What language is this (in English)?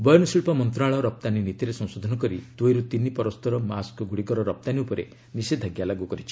Odia